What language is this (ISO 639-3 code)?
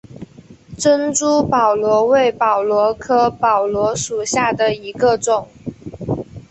zho